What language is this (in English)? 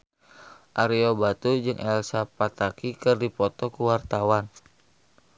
Sundanese